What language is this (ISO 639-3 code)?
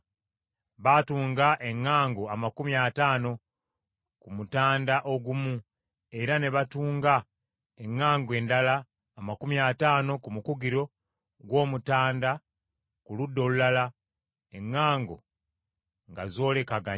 lug